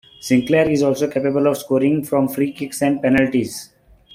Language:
English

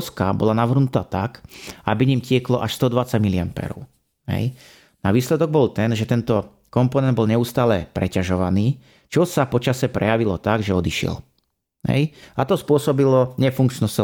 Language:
Slovak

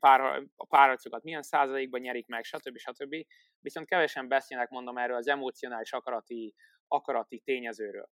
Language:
Hungarian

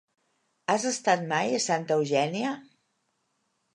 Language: Catalan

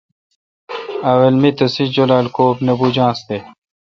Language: Kalkoti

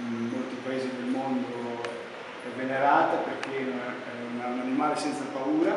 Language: Italian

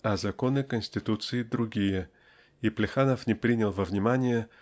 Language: Russian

